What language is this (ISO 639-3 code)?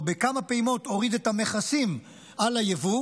heb